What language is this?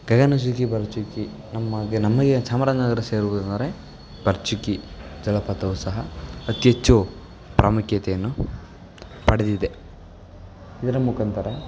Kannada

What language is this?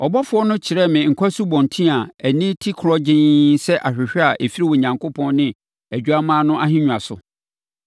Akan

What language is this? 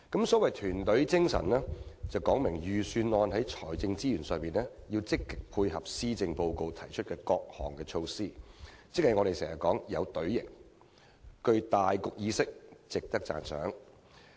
Cantonese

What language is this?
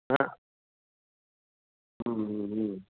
Sanskrit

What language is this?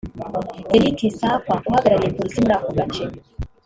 Kinyarwanda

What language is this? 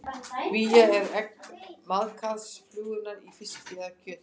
Icelandic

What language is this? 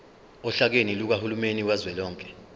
Zulu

